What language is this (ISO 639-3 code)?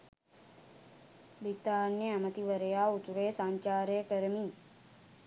sin